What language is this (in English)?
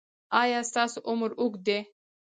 Pashto